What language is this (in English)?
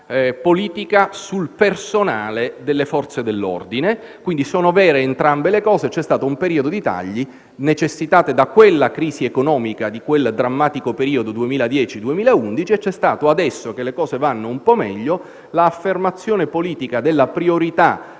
Italian